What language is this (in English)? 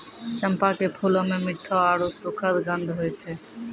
Maithili